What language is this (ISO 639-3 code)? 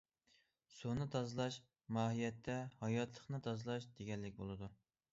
uig